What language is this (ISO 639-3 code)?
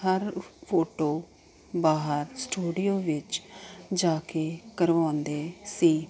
pan